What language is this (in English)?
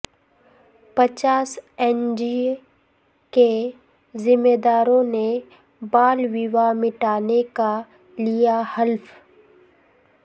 Urdu